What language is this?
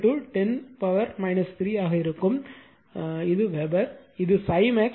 Tamil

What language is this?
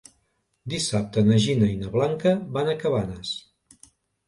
Catalan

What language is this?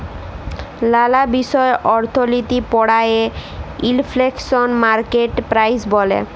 Bangla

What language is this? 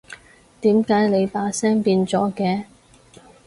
Cantonese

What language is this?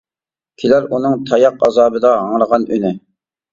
Uyghur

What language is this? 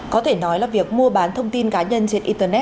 Vietnamese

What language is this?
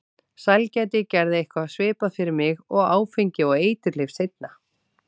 Icelandic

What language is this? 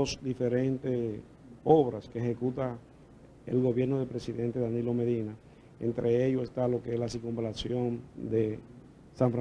Spanish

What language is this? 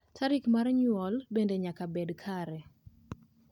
Luo (Kenya and Tanzania)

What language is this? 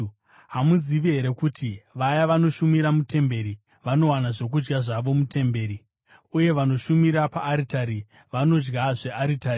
Shona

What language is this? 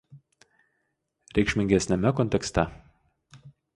Lithuanian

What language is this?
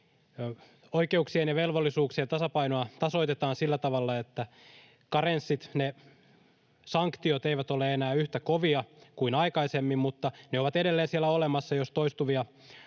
Finnish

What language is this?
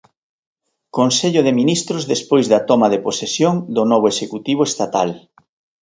Galician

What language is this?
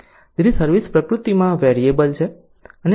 Gujarati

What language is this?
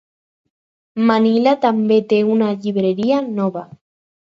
Catalan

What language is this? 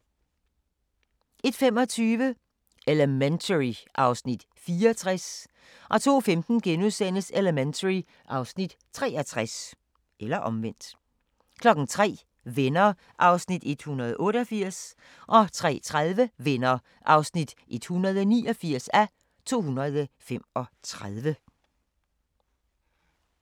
Danish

